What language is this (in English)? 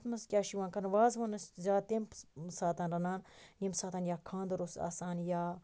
Kashmiri